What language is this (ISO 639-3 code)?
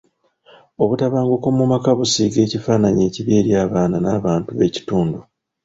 lug